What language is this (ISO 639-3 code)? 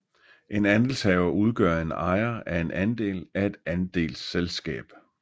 dan